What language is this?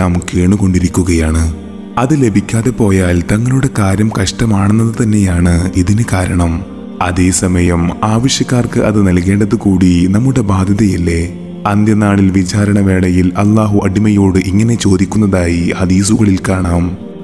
Malayalam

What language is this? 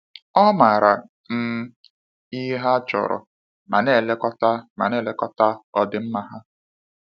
Igbo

